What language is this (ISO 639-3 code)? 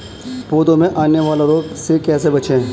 hin